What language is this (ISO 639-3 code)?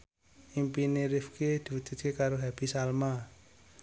jav